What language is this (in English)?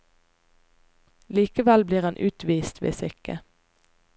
Norwegian